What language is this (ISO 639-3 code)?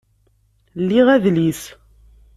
kab